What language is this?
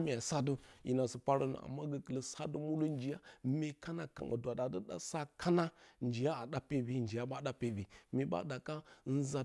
Bacama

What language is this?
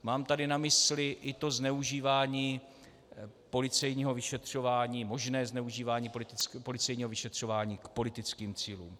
Czech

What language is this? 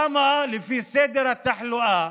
Hebrew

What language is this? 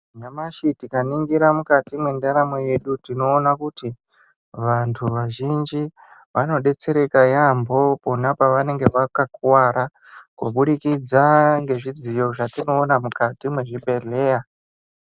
Ndau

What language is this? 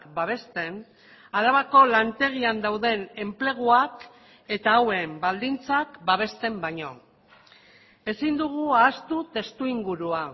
Basque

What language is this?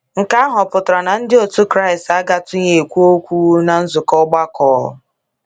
Igbo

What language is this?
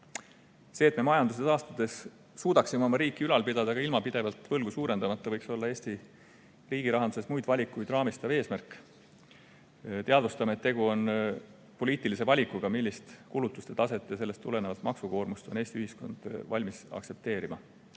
Estonian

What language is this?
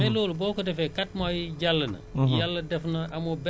Wolof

